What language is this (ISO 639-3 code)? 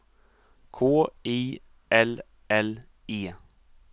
swe